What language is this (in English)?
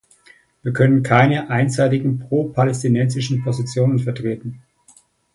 German